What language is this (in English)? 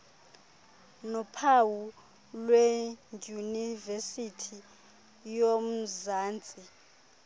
Xhosa